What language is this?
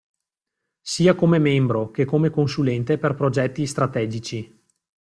Italian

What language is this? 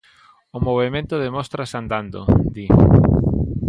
Galician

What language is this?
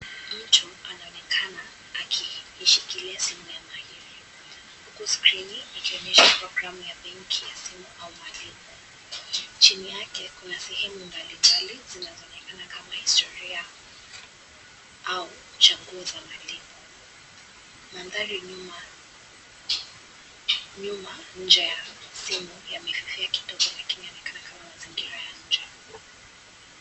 Swahili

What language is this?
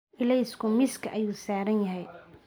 Somali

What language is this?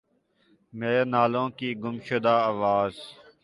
Urdu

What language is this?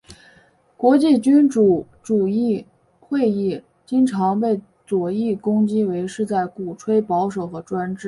Chinese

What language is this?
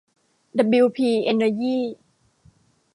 Thai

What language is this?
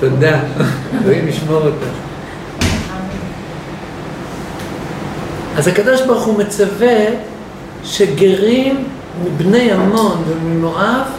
Hebrew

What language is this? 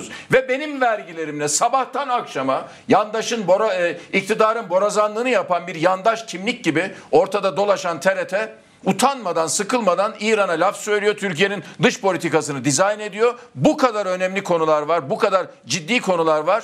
Turkish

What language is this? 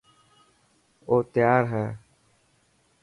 Dhatki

